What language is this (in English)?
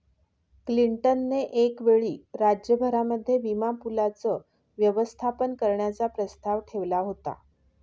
Marathi